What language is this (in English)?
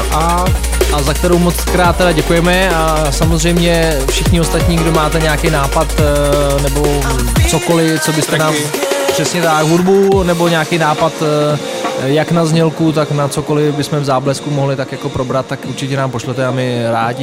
Czech